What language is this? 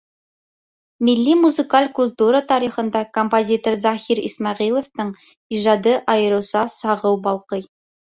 Bashkir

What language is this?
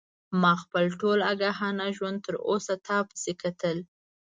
Pashto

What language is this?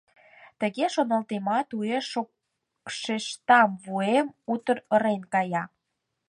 Mari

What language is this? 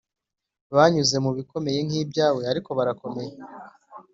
Kinyarwanda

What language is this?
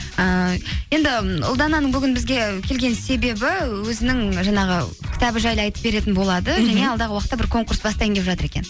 Kazakh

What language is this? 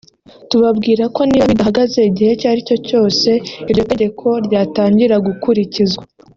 Kinyarwanda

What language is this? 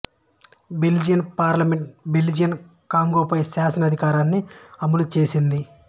Telugu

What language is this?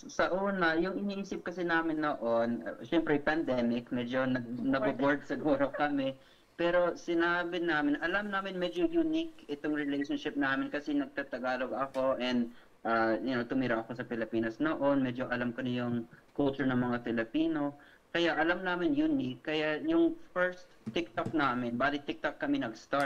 Filipino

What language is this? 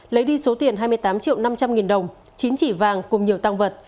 Vietnamese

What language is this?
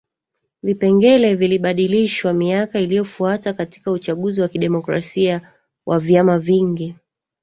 Swahili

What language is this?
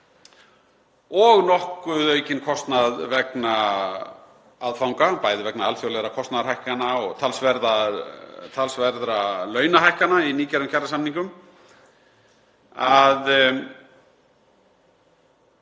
Icelandic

